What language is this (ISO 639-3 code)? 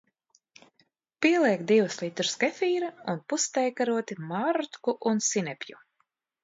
lav